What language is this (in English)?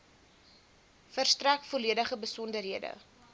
Afrikaans